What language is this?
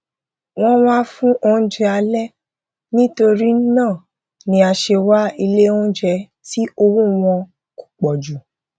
Yoruba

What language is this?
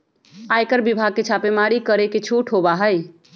Magahi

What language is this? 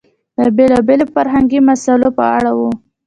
Pashto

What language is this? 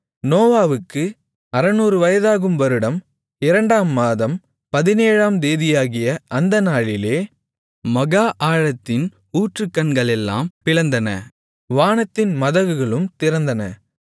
Tamil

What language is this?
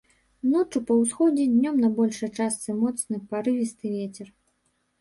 Belarusian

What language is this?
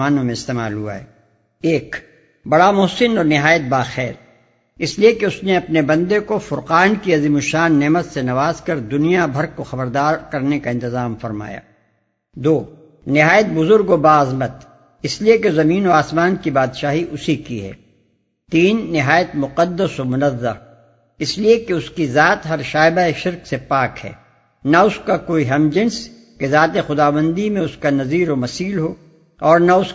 Urdu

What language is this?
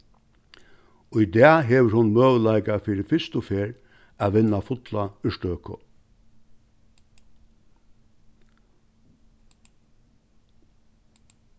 Faroese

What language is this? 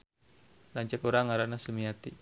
Sundanese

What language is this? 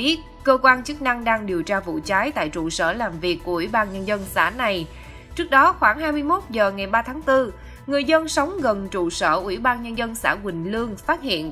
Vietnamese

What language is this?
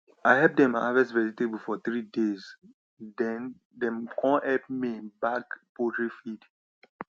Nigerian Pidgin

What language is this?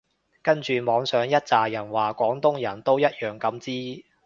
Cantonese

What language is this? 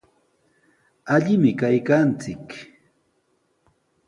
Sihuas Ancash Quechua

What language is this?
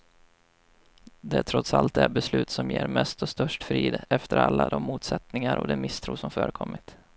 Swedish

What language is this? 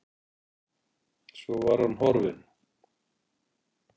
Icelandic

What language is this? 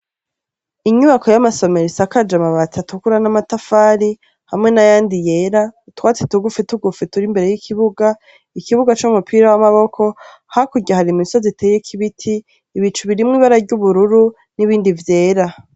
Rundi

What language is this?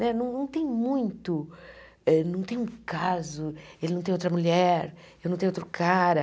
Portuguese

